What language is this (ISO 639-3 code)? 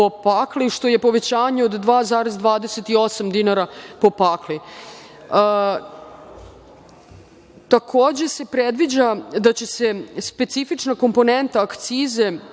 srp